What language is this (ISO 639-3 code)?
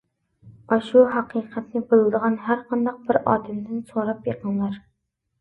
uig